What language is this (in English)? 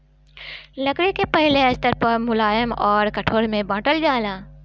Bhojpuri